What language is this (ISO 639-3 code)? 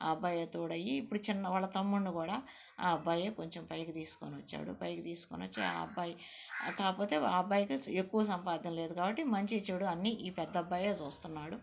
tel